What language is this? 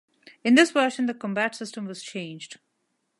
English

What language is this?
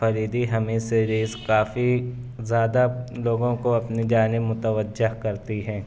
Urdu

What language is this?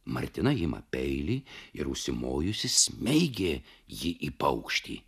Lithuanian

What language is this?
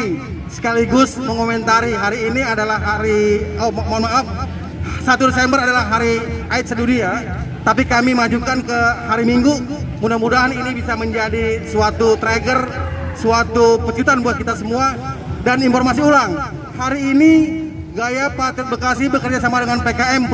Indonesian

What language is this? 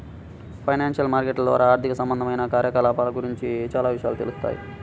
Telugu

